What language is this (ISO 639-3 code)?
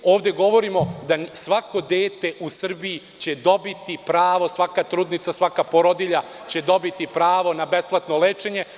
srp